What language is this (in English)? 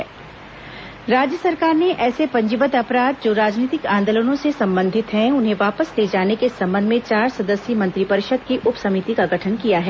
Hindi